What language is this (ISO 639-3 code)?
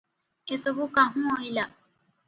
ori